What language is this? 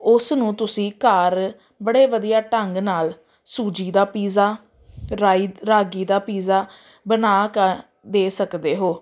Punjabi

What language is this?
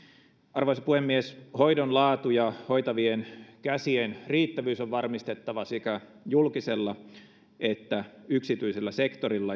Finnish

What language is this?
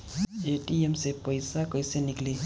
Bhojpuri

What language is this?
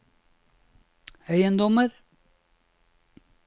Norwegian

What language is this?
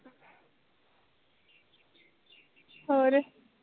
Punjabi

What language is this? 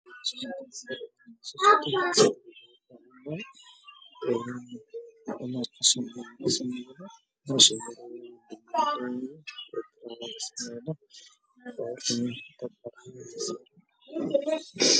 Somali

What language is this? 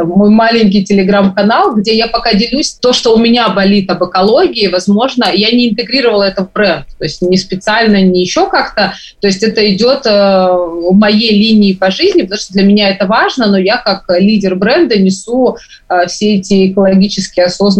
Russian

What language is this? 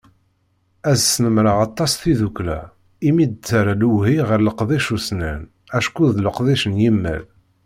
Kabyle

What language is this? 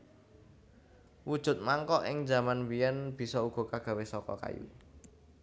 Javanese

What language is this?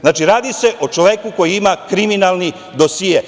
Serbian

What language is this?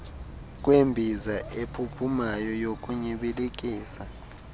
Xhosa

